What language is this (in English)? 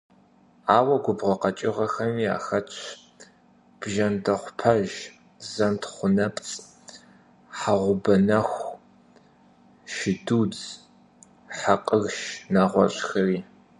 Kabardian